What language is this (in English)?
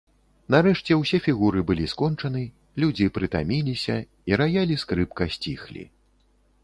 Belarusian